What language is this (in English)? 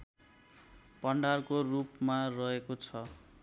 Nepali